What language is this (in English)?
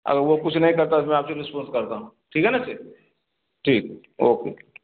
Urdu